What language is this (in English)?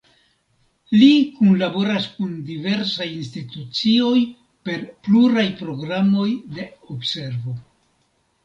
Esperanto